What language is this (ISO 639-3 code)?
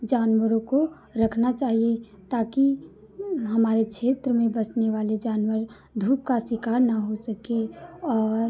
hin